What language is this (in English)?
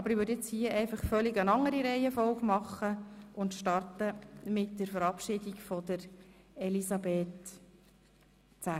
Swiss German